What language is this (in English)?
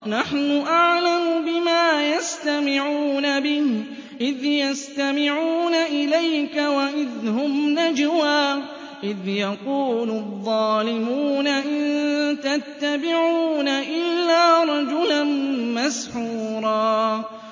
Arabic